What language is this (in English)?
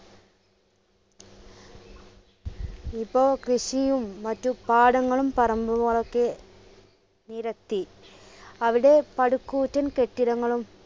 Malayalam